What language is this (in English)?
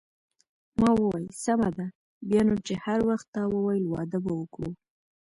Pashto